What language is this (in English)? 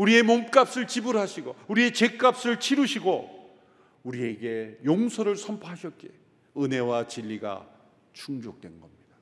Korean